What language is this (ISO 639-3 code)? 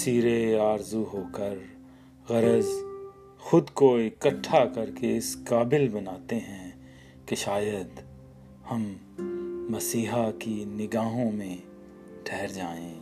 urd